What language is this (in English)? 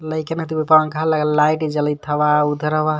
Magahi